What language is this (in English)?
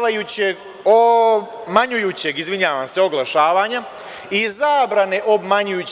Serbian